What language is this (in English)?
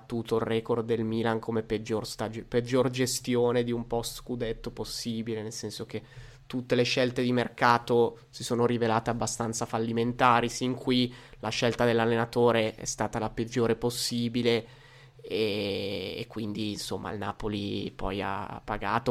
Italian